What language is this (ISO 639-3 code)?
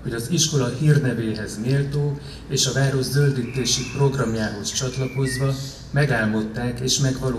hun